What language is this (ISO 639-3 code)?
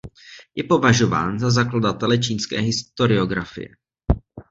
ces